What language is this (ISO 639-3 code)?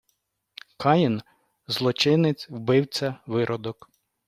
ukr